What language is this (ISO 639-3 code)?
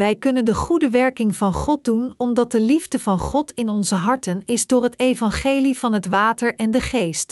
nld